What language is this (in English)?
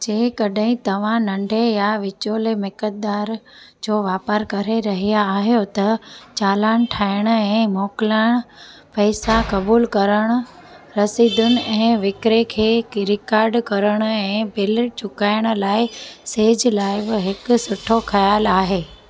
Sindhi